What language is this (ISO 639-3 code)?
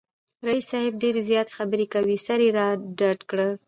pus